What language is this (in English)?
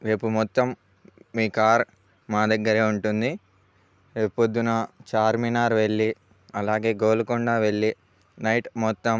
Telugu